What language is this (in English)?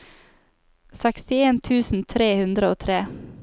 Norwegian